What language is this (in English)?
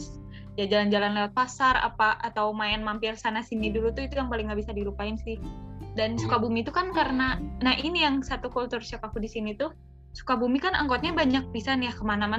Indonesian